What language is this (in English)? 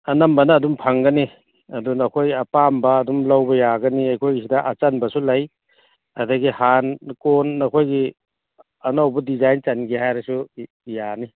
Manipuri